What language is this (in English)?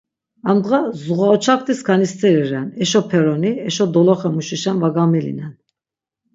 Laz